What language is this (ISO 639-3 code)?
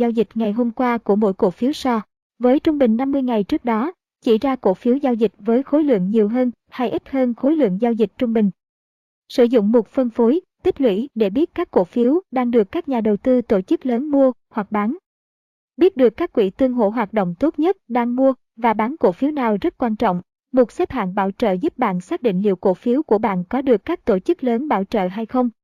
vie